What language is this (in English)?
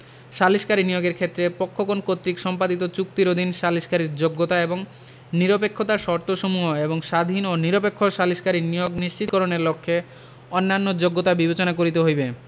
Bangla